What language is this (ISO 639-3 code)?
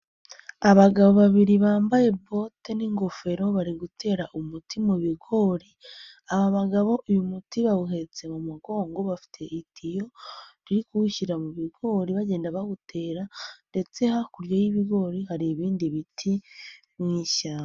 kin